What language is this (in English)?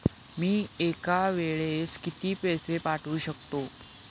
Marathi